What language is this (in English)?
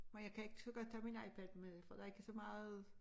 Danish